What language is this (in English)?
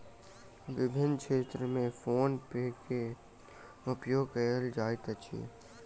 Maithili